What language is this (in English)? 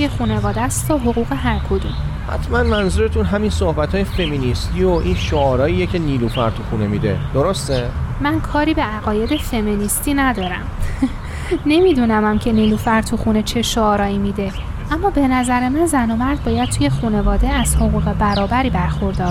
Persian